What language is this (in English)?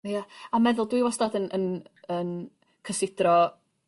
Welsh